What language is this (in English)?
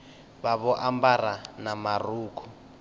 Venda